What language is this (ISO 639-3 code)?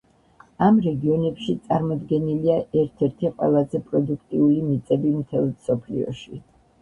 kat